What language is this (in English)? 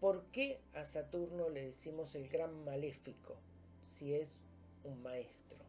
Spanish